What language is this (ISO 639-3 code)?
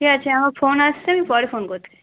ben